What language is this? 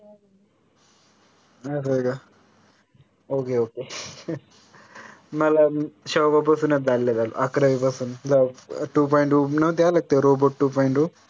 Marathi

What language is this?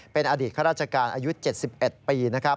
Thai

